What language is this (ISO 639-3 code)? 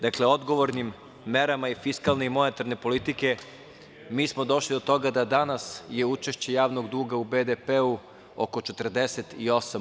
srp